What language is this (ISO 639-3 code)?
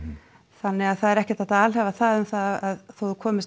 isl